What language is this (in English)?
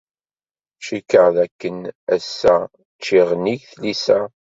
Kabyle